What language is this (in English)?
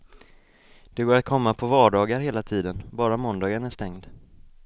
Swedish